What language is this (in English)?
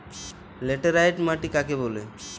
Bangla